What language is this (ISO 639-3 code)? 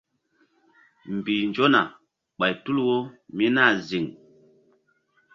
mdd